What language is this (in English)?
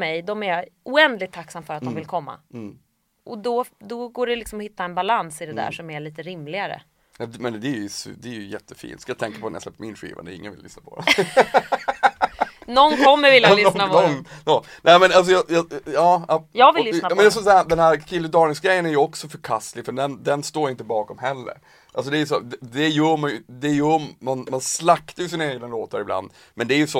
Swedish